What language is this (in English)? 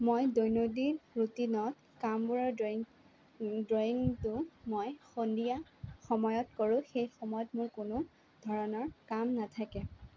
Assamese